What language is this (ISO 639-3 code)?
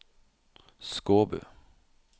nor